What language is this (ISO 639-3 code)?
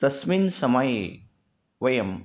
san